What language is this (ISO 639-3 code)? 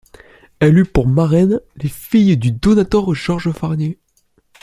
fra